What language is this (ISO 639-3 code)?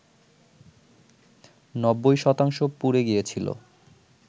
ben